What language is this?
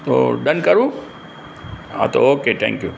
Gujarati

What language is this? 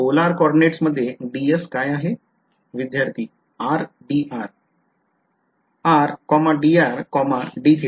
Marathi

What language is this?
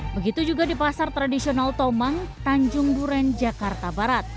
Indonesian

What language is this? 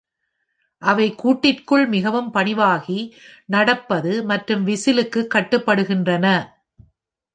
Tamil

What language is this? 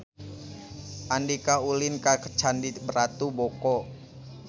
Sundanese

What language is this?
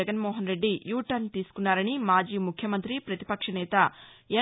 Telugu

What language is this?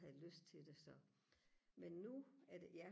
Danish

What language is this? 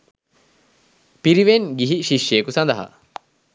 Sinhala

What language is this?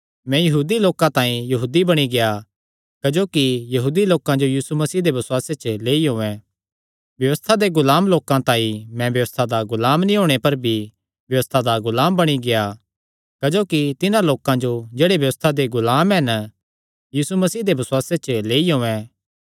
Kangri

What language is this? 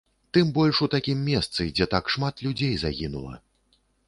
Belarusian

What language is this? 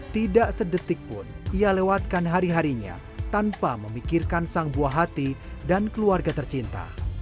Indonesian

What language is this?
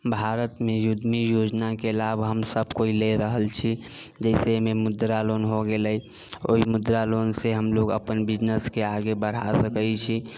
Maithili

